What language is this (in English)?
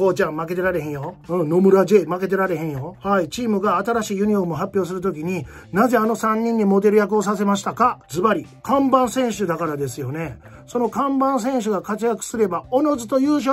Japanese